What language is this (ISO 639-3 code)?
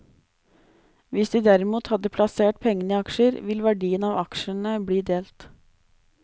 nor